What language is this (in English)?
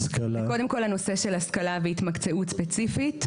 Hebrew